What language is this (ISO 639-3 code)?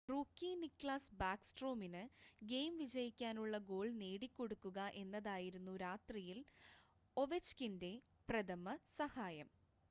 mal